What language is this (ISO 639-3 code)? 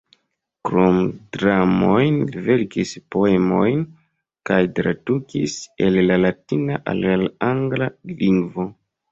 epo